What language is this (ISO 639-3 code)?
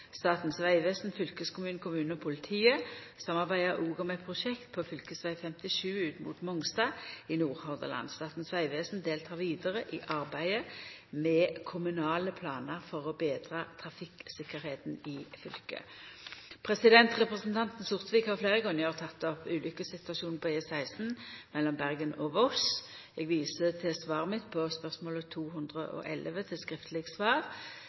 nno